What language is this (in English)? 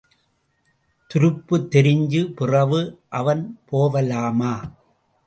Tamil